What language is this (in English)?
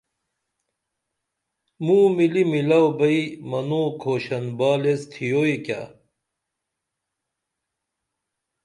Dameli